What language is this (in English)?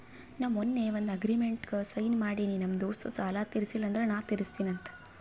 Kannada